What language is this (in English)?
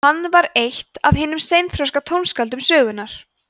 Icelandic